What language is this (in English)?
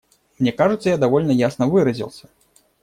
Russian